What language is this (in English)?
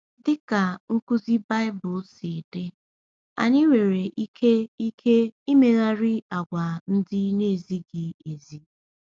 Igbo